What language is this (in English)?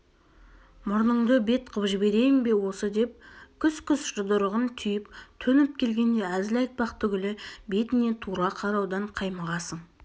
Kazakh